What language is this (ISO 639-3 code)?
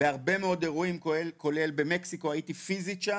heb